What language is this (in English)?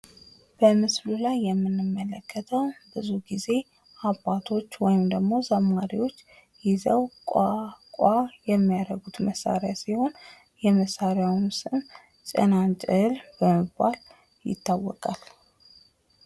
Amharic